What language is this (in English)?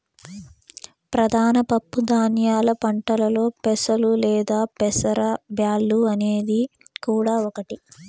Telugu